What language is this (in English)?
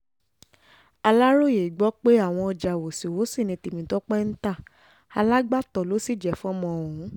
Yoruba